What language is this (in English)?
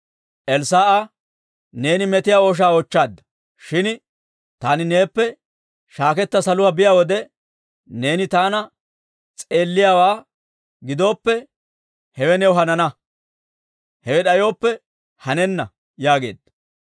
Dawro